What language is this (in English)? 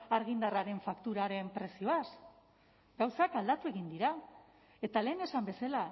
Basque